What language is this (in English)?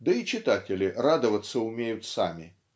Russian